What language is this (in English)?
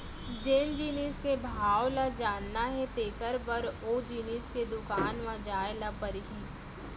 Chhattisgarhi